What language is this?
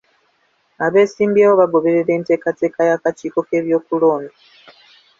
Ganda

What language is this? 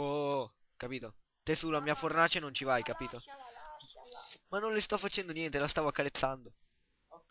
Italian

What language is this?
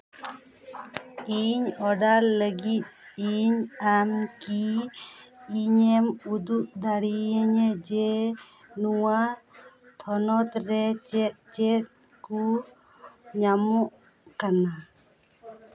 Santali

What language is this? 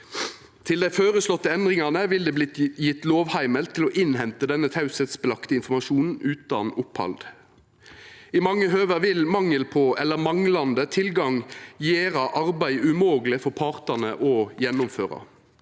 Norwegian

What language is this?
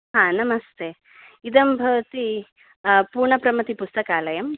Sanskrit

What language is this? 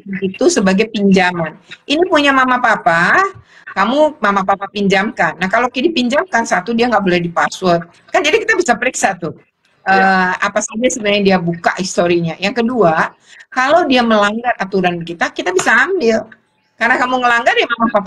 Indonesian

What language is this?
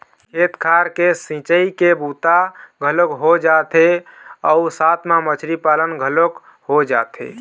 Chhattisgarhi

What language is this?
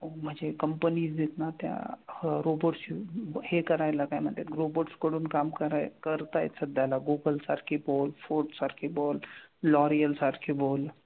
Marathi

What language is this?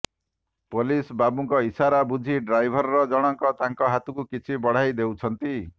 Odia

